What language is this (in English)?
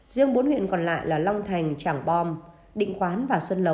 Vietnamese